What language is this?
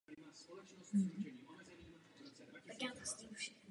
Czech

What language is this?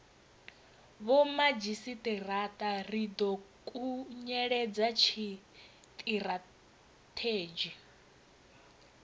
Venda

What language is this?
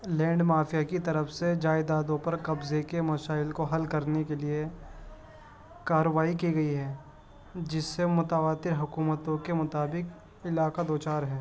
Urdu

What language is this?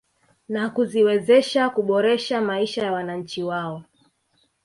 Swahili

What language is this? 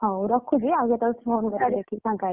Odia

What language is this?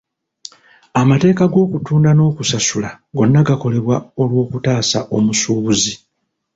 Ganda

